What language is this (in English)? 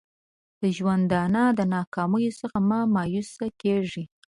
Pashto